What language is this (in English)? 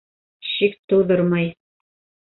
Bashkir